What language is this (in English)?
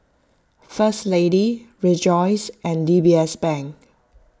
English